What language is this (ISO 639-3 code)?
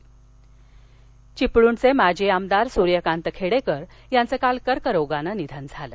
mar